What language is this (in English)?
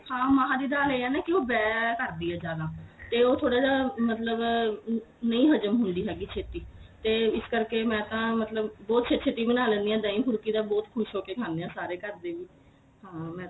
Punjabi